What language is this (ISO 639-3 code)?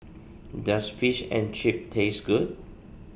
eng